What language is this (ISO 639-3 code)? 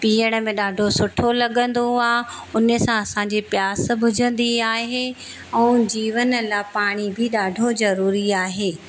snd